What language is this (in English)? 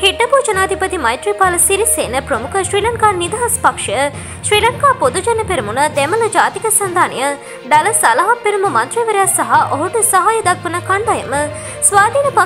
Romanian